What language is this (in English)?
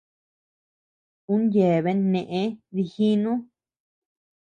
Tepeuxila Cuicatec